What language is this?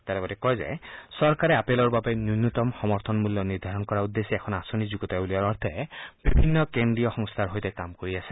Assamese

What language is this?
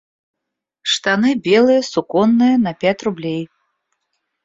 Russian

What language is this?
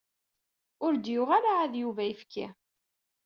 Kabyle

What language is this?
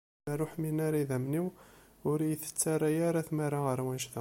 Kabyle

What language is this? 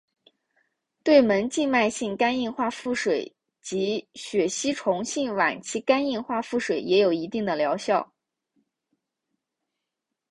Chinese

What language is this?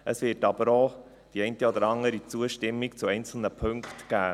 Swiss German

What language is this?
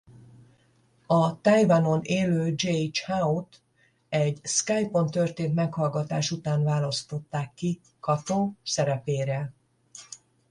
Hungarian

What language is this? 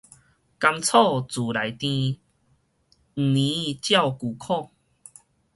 Min Nan Chinese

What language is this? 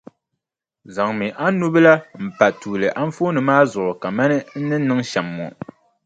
Dagbani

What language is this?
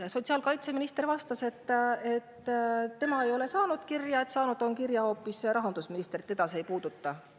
Estonian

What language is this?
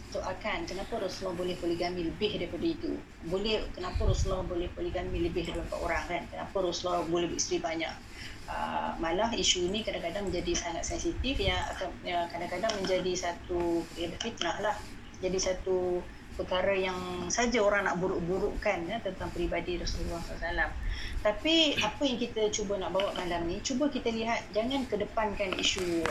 Malay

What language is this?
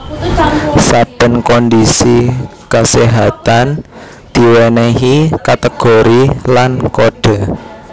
Javanese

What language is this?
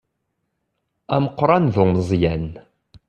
Kabyle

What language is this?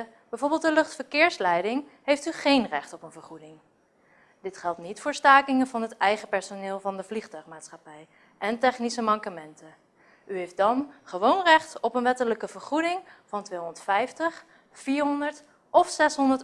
Dutch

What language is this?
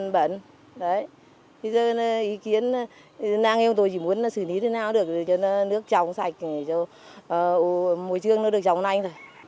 Vietnamese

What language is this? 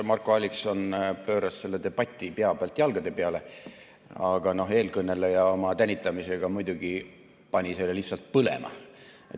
Estonian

